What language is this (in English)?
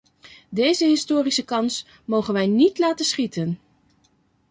Dutch